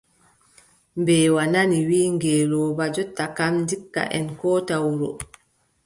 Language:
Adamawa Fulfulde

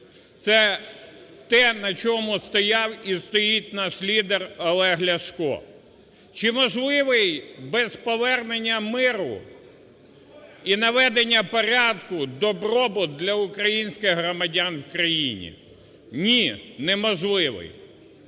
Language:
Ukrainian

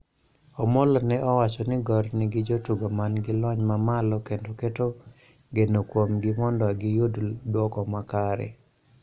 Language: Luo (Kenya and Tanzania)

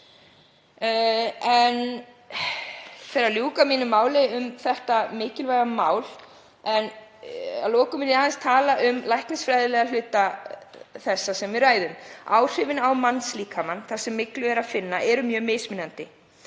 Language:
Icelandic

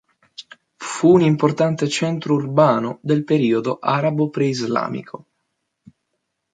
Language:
Italian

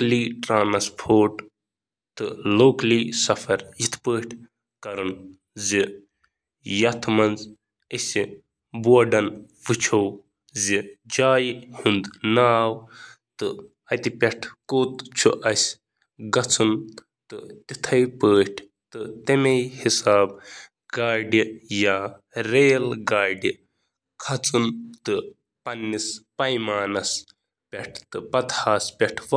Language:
Kashmiri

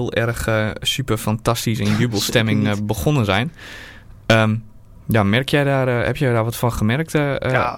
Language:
Dutch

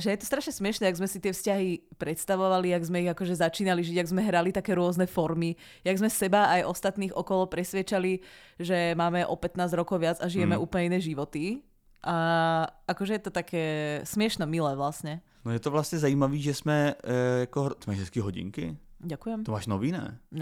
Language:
Czech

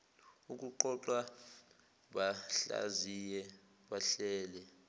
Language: Zulu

